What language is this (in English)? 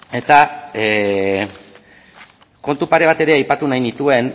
Basque